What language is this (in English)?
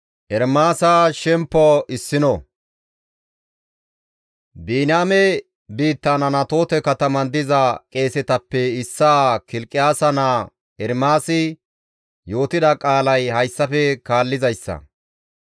Gamo